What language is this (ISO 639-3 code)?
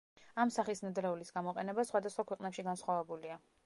kat